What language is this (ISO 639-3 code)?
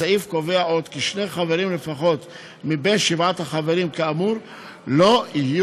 heb